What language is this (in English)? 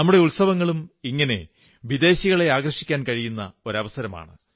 Malayalam